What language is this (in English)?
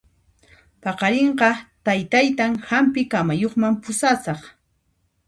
Puno Quechua